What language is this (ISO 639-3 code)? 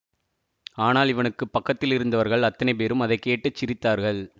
tam